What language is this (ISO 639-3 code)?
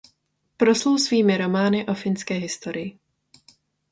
ces